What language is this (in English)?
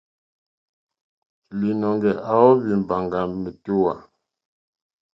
Mokpwe